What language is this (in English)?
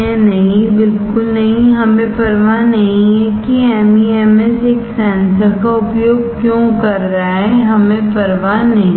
Hindi